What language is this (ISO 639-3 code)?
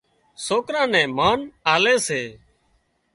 kxp